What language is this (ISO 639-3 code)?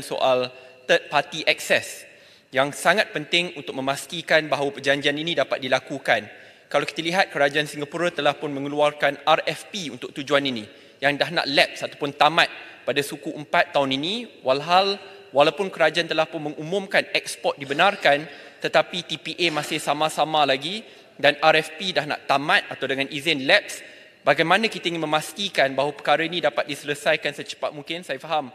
msa